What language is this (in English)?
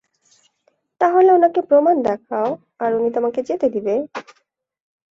Bangla